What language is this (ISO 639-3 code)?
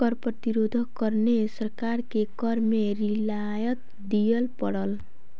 mai